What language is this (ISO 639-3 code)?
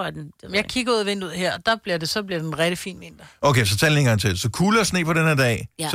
dan